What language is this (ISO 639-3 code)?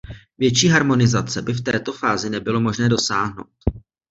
ces